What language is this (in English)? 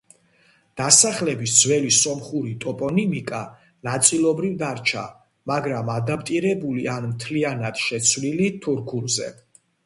Georgian